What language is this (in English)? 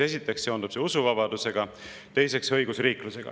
Estonian